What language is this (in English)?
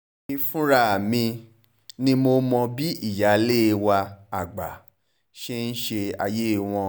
Yoruba